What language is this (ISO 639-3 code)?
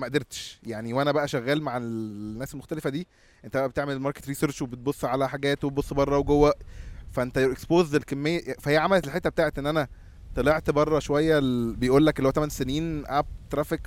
ara